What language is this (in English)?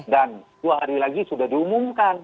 Indonesian